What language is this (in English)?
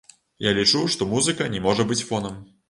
Belarusian